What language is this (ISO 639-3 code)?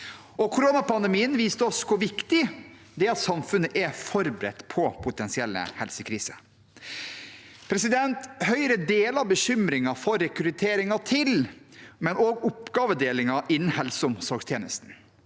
nor